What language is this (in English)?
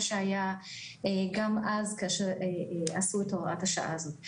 Hebrew